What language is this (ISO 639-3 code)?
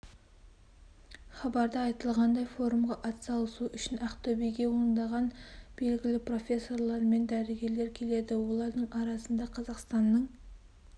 kaz